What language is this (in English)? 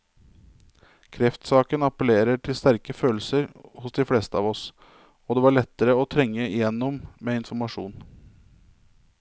Norwegian